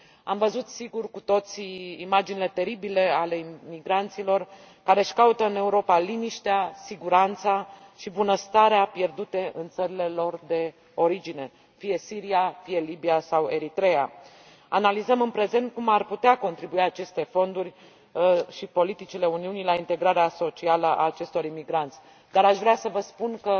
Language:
Romanian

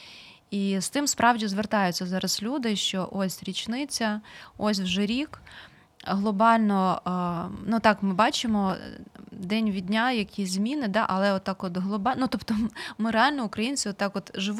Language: Ukrainian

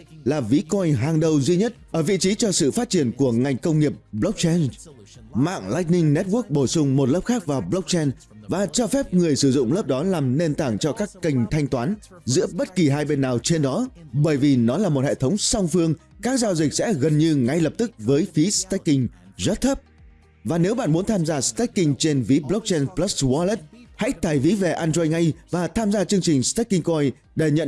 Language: Vietnamese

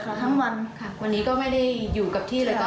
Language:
Thai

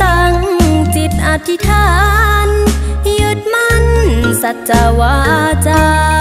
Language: Thai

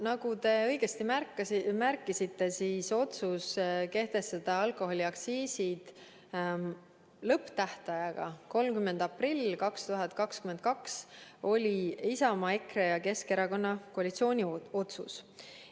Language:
Estonian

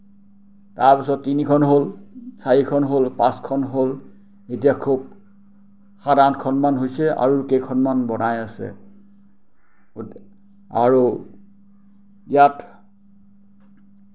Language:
Assamese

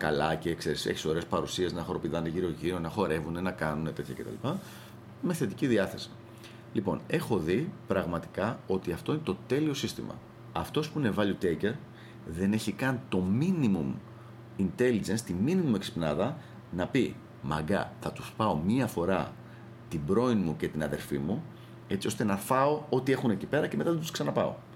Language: Greek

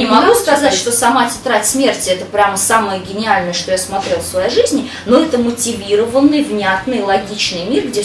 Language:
Russian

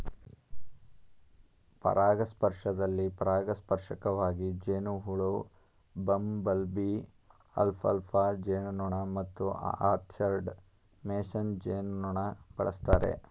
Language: Kannada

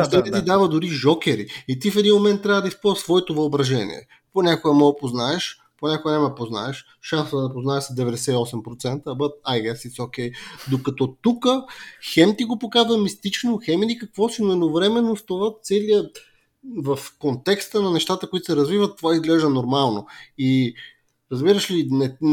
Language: Bulgarian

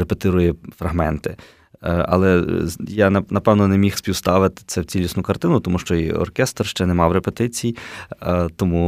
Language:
Ukrainian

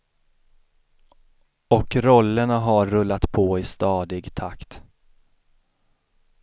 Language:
Swedish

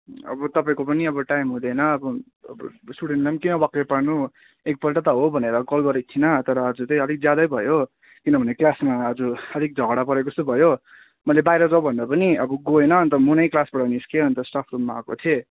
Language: Nepali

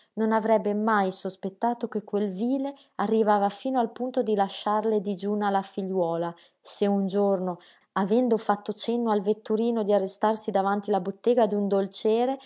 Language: Italian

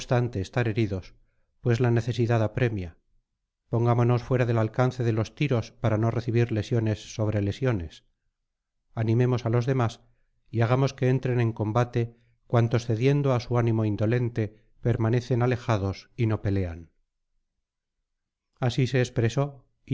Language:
Spanish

